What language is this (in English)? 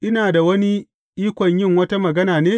Hausa